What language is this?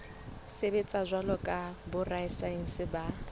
Southern Sotho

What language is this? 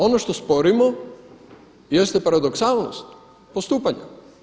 Croatian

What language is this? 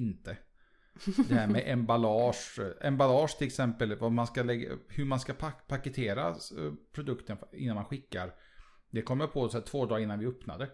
Swedish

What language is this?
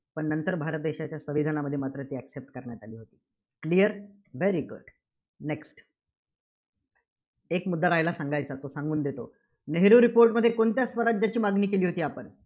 Marathi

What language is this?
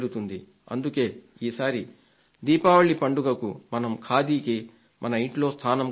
Telugu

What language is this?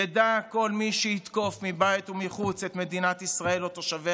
Hebrew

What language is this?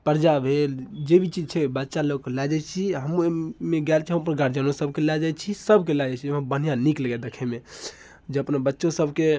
Maithili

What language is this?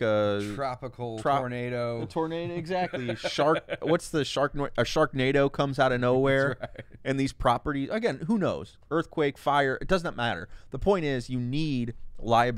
English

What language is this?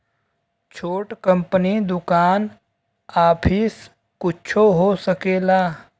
Bhojpuri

